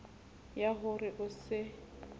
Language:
Southern Sotho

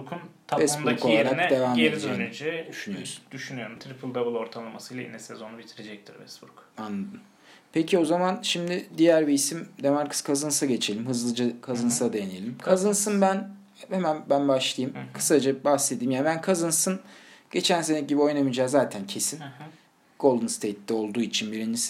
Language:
Turkish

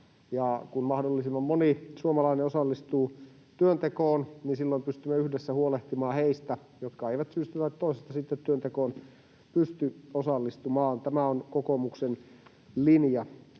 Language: Finnish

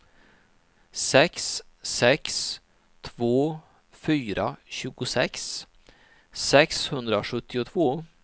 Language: Swedish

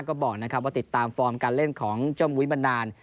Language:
Thai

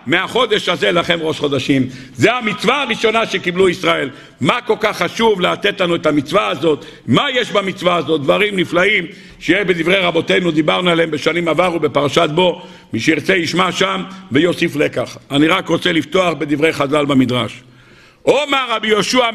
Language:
Hebrew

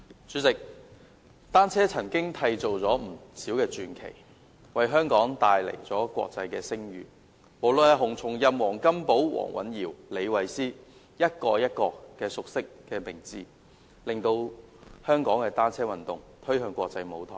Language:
Cantonese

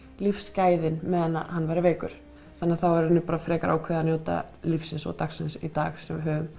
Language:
Icelandic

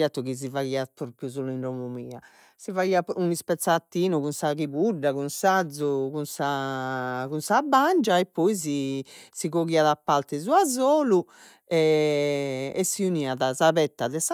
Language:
Sardinian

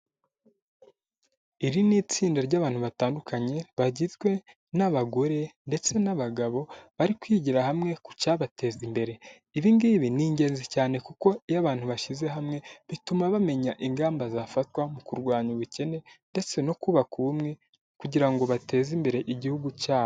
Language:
Kinyarwanda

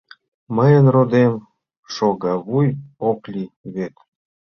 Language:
Mari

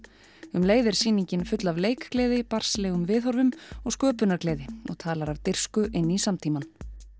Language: Icelandic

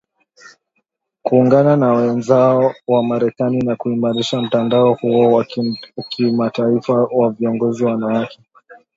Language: Swahili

